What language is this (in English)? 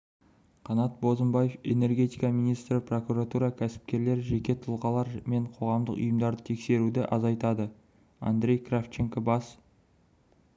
Kazakh